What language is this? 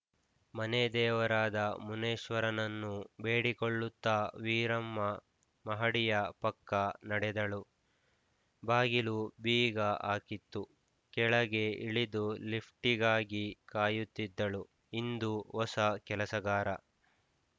Kannada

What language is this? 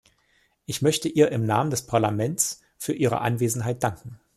German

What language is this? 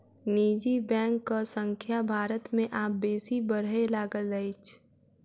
Maithili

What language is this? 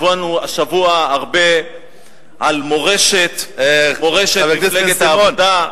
Hebrew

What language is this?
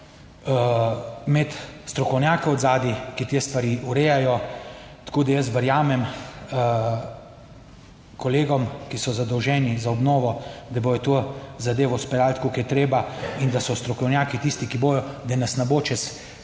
Slovenian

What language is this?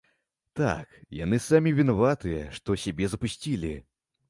Belarusian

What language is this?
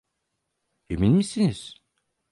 Turkish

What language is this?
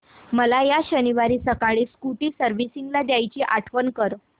Marathi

